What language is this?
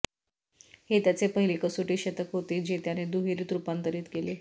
Marathi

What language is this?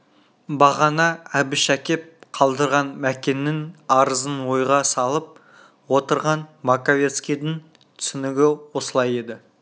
Kazakh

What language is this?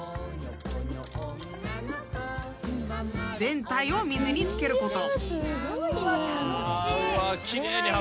Japanese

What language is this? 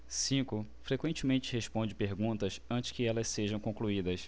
Portuguese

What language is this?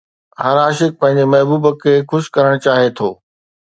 Sindhi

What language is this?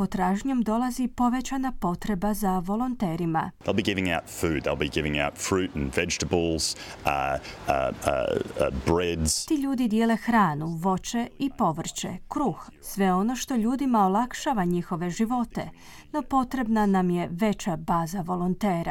Croatian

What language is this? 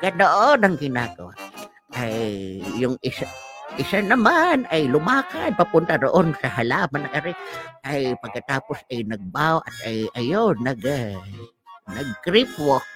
Filipino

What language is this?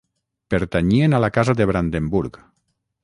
Catalan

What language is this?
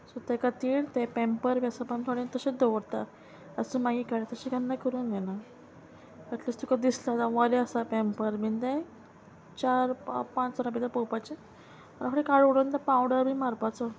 Konkani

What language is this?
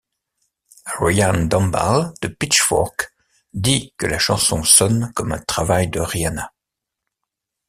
French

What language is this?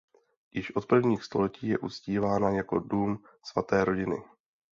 Czech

